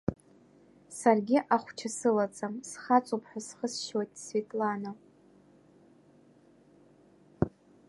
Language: Abkhazian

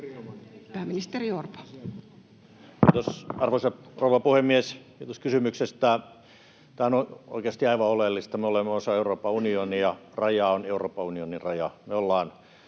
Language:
Finnish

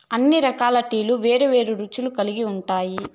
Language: Telugu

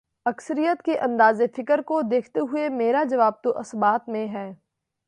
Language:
Urdu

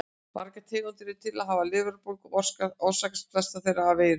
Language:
Icelandic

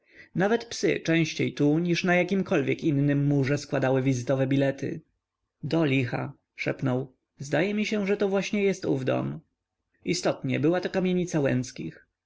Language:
Polish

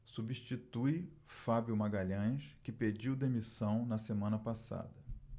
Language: Portuguese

